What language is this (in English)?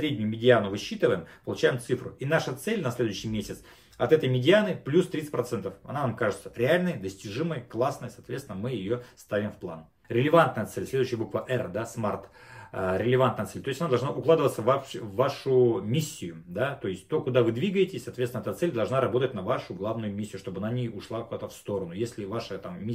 Russian